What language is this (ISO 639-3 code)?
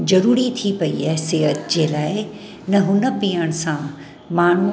snd